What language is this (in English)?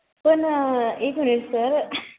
Marathi